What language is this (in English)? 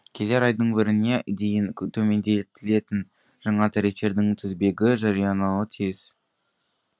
Kazakh